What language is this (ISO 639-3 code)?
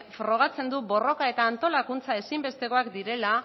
eus